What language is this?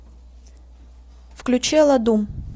Russian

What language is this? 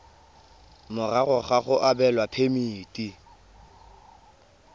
Tswana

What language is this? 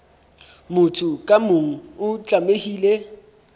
Southern Sotho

